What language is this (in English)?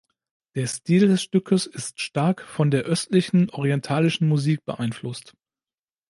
German